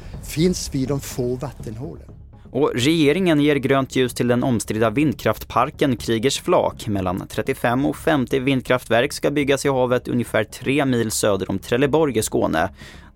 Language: Swedish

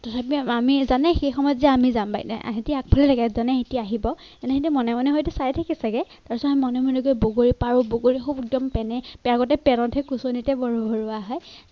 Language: Assamese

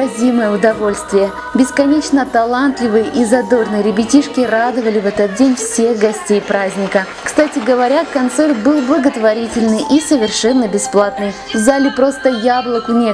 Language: Russian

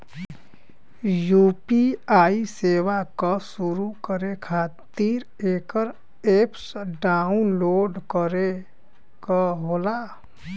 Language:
Bhojpuri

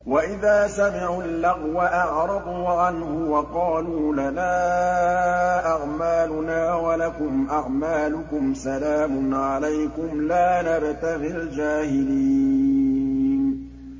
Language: Arabic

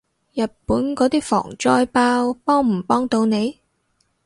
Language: Cantonese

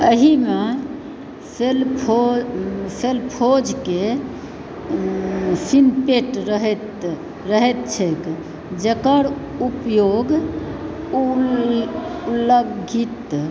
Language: Maithili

